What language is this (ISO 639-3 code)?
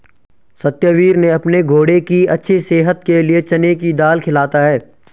hin